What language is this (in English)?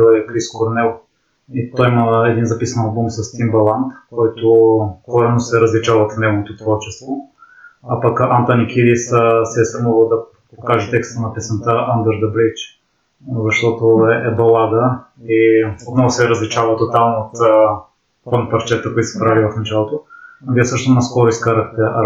Bulgarian